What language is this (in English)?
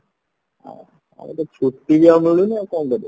Odia